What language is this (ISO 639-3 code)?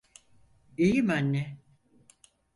tur